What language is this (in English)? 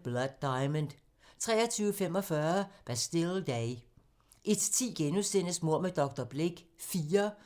Danish